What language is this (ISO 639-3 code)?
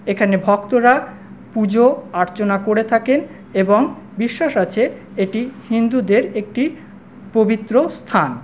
ben